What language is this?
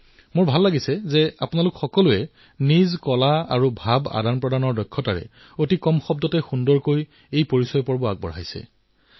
Assamese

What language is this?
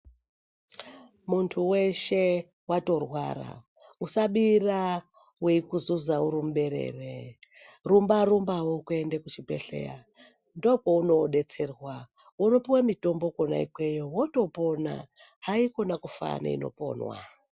Ndau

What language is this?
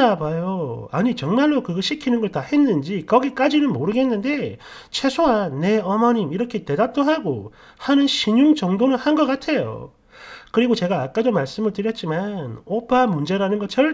Korean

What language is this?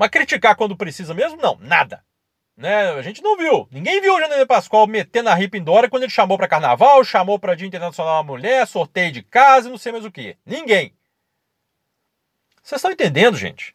Portuguese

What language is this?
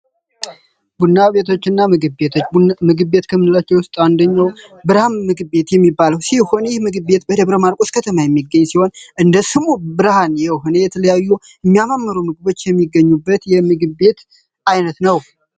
Amharic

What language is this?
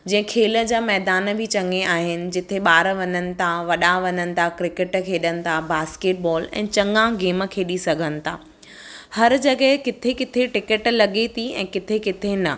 Sindhi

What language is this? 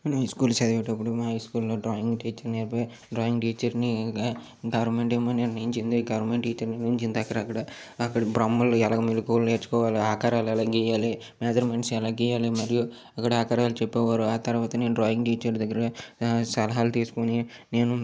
Telugu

